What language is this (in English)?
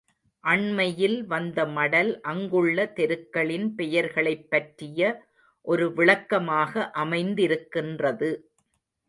Tamil